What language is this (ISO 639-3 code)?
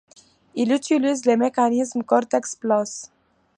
fra